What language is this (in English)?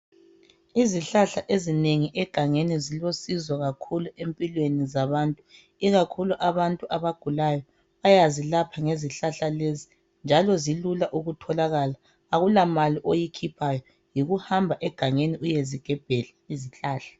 North Ndebele